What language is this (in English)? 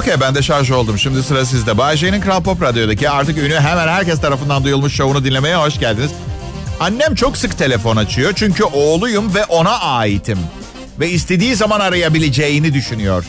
Turkish